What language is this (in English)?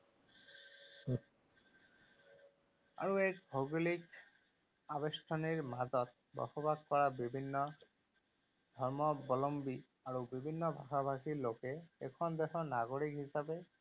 Assamese